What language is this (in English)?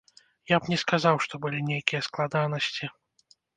Belarusian